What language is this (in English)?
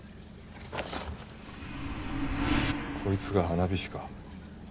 Japanese